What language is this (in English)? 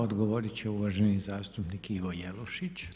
Croatian